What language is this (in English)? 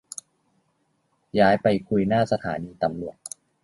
Thai